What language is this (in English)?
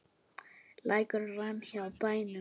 Icelandic